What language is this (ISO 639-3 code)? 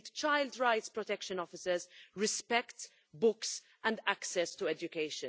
eng